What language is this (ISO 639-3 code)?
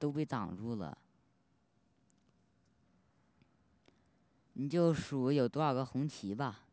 zho